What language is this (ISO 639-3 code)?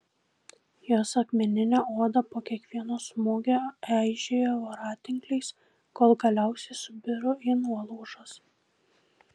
lit